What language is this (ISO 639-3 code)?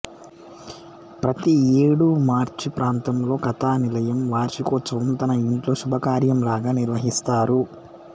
tel